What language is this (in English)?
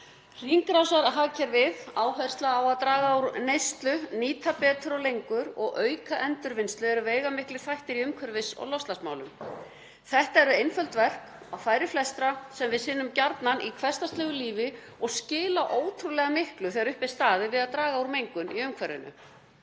Icelandic